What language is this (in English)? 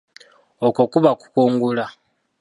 Ganda